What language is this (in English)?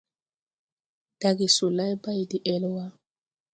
Tupuri